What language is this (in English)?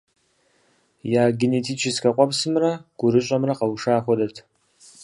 Kabardian